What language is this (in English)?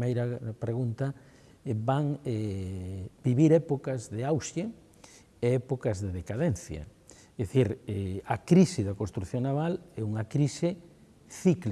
Galician